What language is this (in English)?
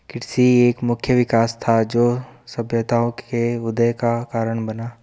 Hindi